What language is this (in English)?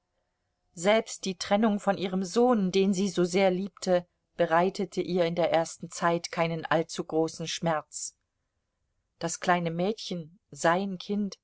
German